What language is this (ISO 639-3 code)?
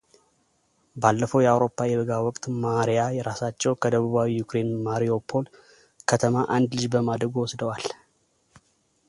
amh